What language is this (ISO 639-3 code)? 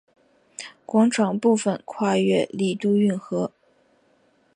zho